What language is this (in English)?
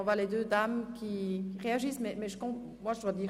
Swiss German